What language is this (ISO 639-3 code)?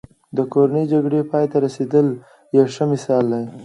pus